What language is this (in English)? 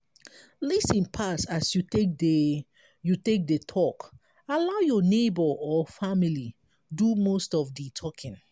Nigerian Pidgin